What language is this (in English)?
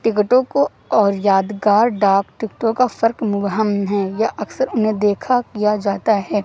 Urdu